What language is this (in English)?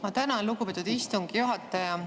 Estonian